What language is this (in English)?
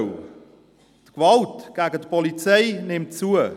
Swiss German